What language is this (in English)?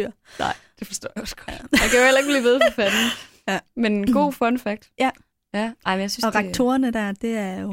Danish